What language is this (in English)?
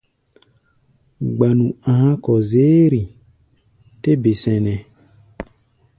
Gbaya